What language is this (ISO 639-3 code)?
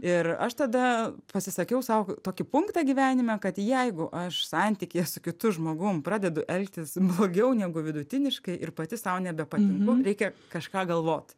lit